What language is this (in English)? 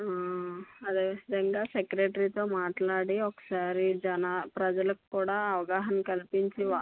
Telugu